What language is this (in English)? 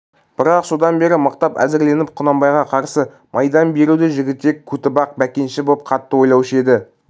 Kazakh